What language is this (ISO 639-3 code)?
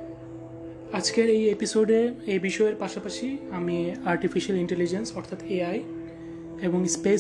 ben